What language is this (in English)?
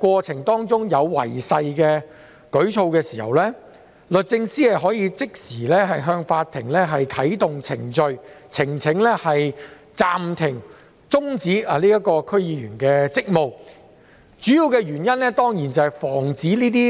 Cantonese